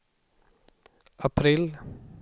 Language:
Swedish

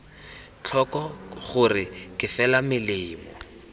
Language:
Tswana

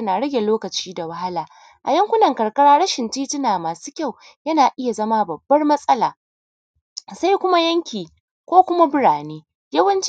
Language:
Hausa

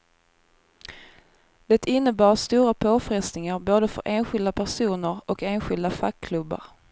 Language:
Swedish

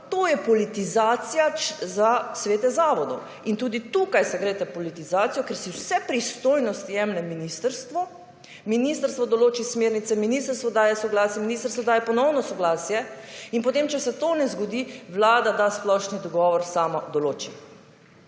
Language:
Slovenian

